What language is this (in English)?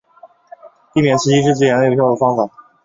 Chinese